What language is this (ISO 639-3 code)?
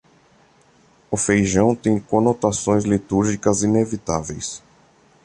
por